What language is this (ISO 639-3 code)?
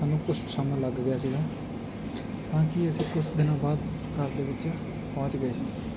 pan